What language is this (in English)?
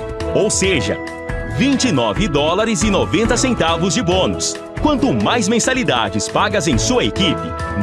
Portuguese